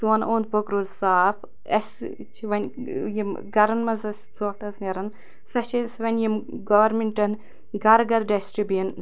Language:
Kashmiri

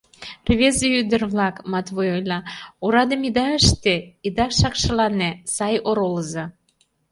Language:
Mari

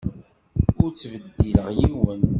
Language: Kabyle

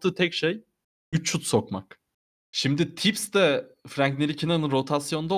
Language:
Turkish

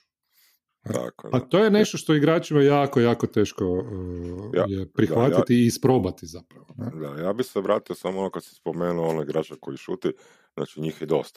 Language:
Croatian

